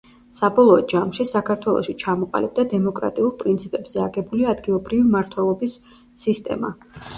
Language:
Georgian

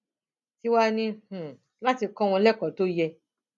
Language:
Yoruba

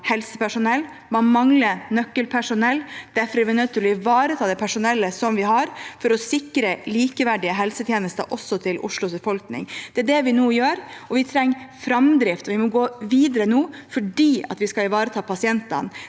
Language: Norwegian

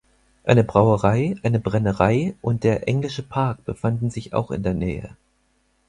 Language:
German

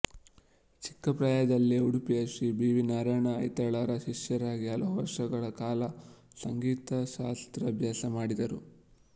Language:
Kannada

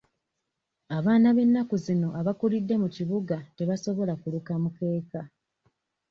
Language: Ganda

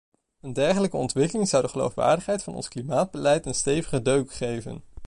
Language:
Dutch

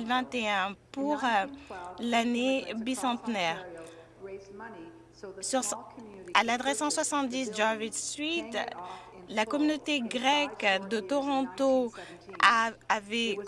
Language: French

